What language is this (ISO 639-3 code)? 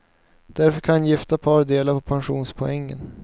swe